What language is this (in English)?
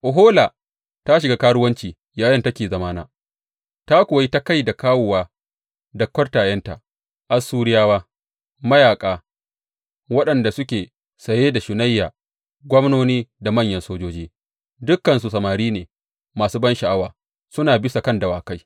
Hausa